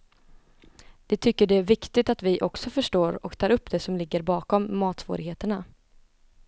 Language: Swedish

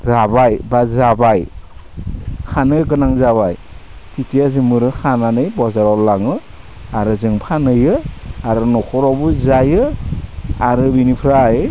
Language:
Bodo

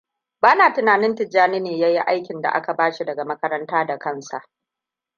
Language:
Hausa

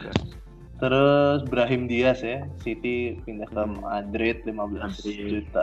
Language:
Indonesian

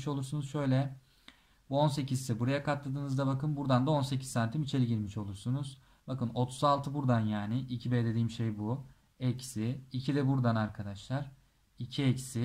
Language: Turkish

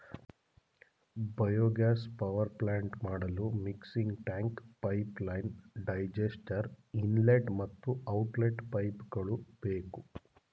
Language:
Kannada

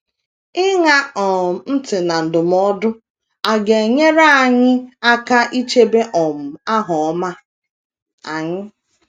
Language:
Igbo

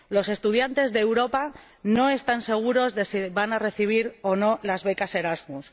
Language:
Spanish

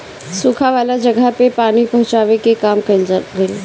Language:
Bhojpuri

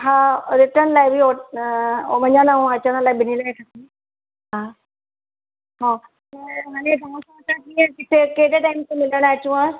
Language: Sindhi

